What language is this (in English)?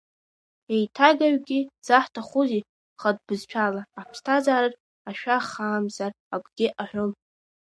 Abkhazian